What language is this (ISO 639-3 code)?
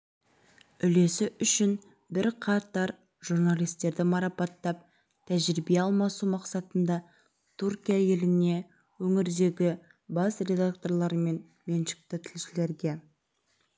kaz